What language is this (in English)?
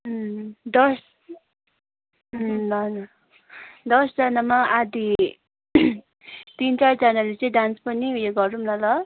Nepali